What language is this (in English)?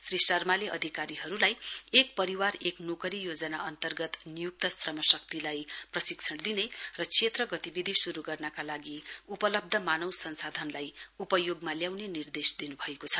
Nepali